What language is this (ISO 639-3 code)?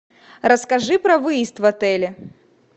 rus